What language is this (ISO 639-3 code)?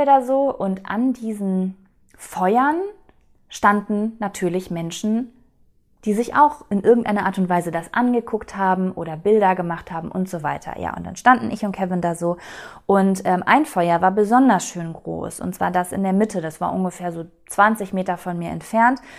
deu